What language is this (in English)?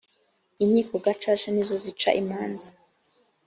Kinyarwanda